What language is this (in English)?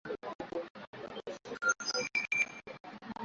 Swahili